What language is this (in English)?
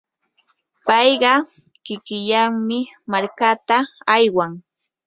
Yanahuanca Pasco Quechua